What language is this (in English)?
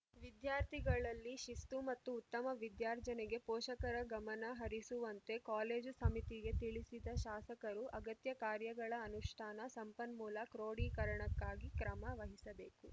Kannada